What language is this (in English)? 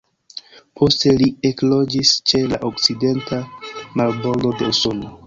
Esperanto